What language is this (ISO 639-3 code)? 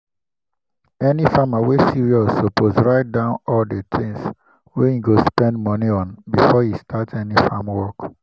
pcm